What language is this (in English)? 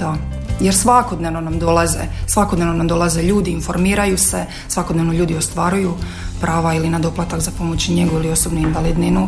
Croatian